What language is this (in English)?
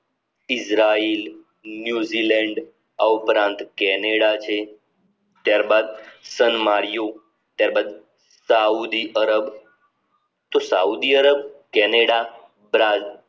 Gujarati